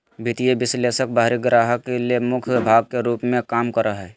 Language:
Magahi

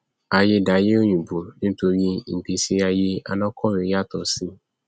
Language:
Yoruba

